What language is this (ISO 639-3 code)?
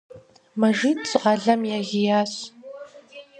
kbd